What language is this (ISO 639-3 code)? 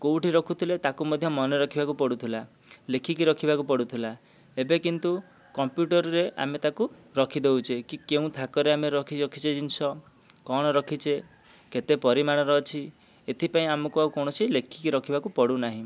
ori